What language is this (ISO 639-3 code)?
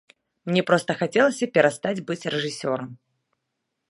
bel